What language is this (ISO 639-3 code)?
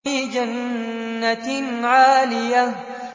ara